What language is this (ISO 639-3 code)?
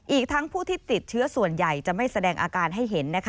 tha